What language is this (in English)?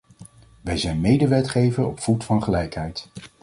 Dutch